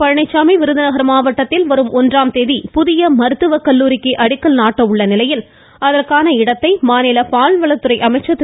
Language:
Tamil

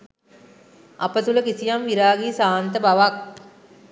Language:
Sinhala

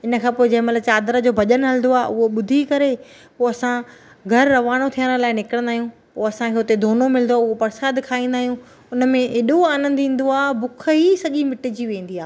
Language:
Sindhi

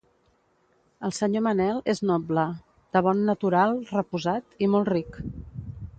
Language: Catalan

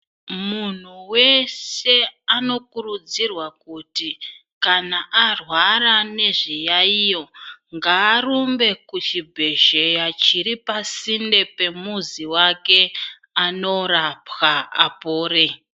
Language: Ndau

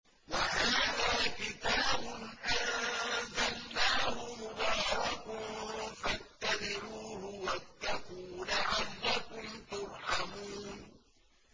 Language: Arabic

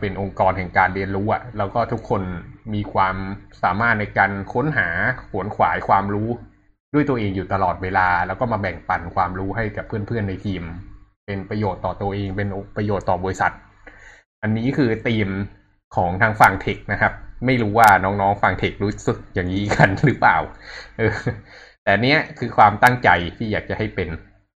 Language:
Thai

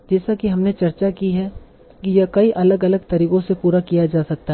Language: Hindi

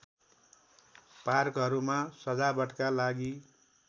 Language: Nepali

